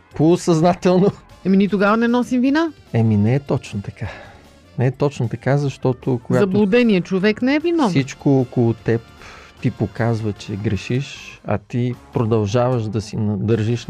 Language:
Bulgarian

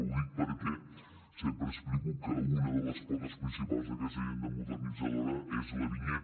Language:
Catalan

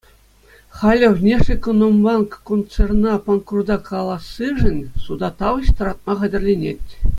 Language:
Chuvash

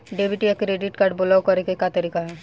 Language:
Bhojpuri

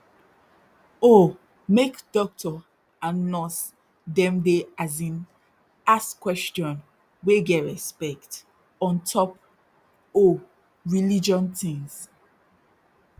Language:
Nigerian Pidgin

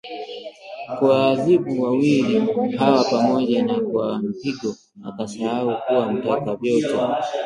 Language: Swahili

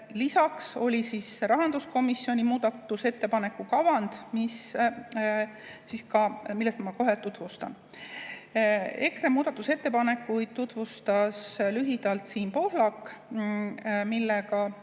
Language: Estonian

